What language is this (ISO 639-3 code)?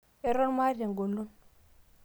mas